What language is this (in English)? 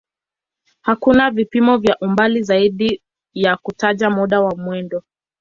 Swahili